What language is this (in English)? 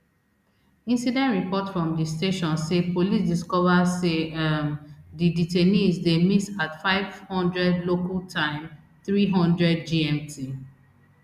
Nigerian Pidgin